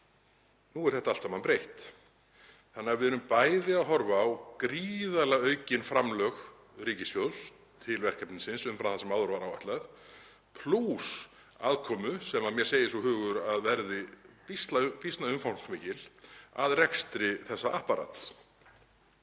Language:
Icelandic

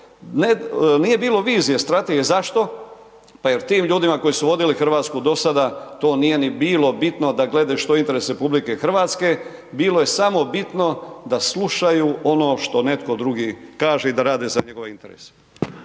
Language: Croatian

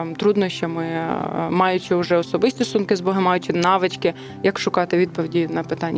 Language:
Ukrainian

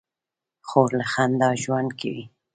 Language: Pashto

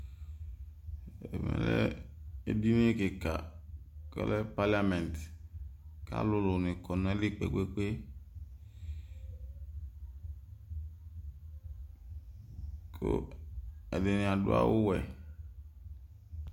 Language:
Ikposo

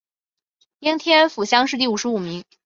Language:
Chinese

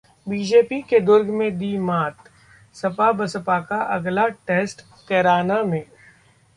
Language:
Hindi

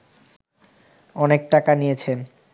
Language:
Bangla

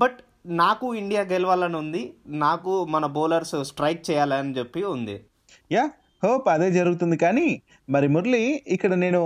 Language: Telugu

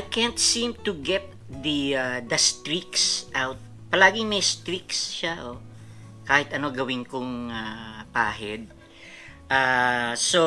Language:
Filipino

